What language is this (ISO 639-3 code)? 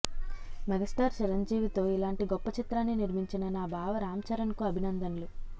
tel